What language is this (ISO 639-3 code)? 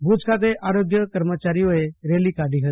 guj